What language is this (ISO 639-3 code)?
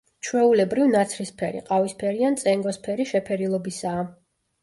kat